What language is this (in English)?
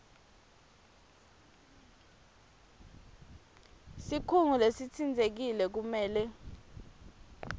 Swati